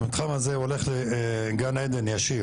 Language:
Hebrew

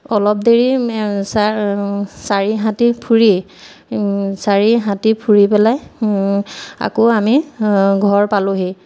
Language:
Assamese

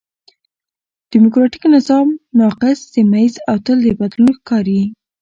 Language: Pashto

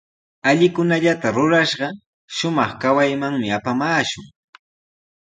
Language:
Sihuas Ancash Quechua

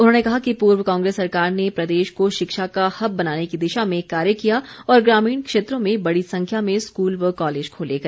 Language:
Hindi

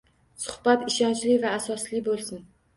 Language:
Uzbek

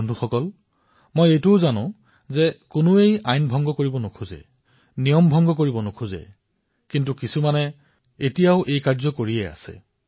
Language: Assamese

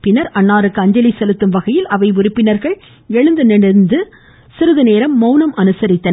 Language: Tamil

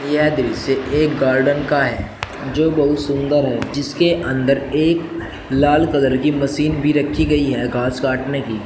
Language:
Hindi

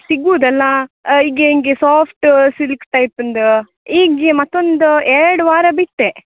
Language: Kannada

